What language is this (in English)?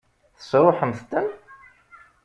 Kabyle